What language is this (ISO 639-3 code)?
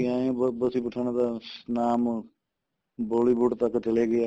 pan